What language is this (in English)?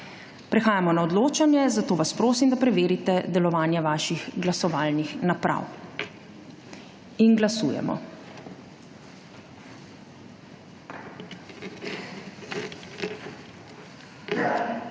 Slovenian